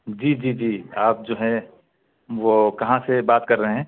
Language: Urdu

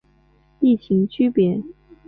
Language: Chinese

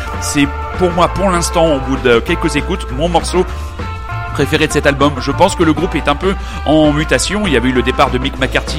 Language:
French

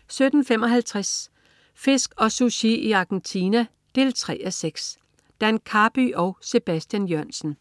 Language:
Danish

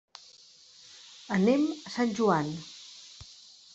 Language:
Catalan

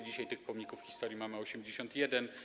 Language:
Polish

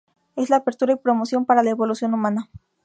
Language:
Spanish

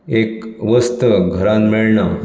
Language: Konkani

